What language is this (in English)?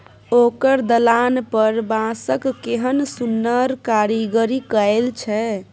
Maithili